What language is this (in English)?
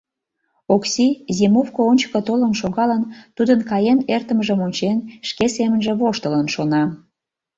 Mari